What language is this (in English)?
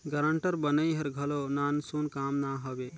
Chhattisgarhi